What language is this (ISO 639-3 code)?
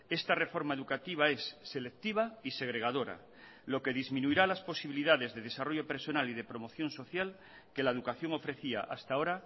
spa